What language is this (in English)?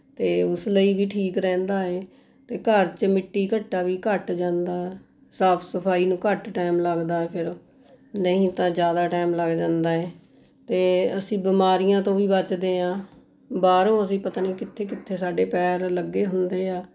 Punjabi